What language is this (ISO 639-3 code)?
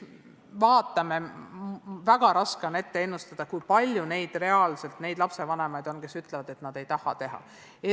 est